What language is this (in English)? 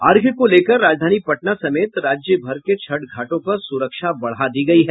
Hindi